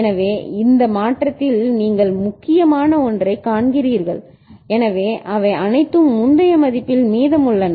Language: Tamil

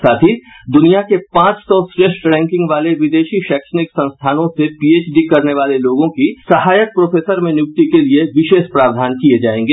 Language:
Hindi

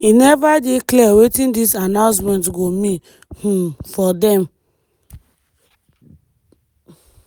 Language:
Nigerian Pidgin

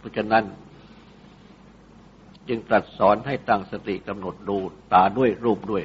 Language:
Thai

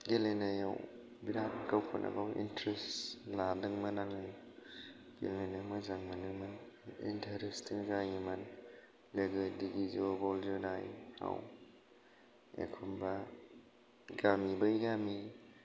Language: Bodo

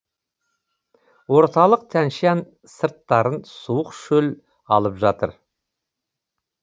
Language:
Kazakh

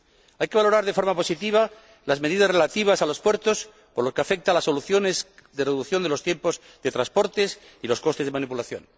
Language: Spanish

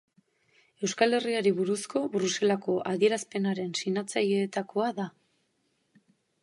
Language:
Basque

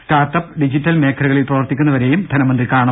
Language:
Malayalam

